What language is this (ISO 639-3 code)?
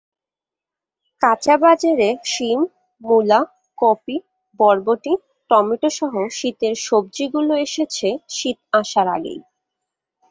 ben